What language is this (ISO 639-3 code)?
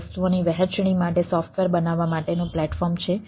guj